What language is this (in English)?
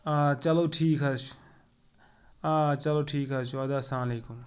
Kashmiri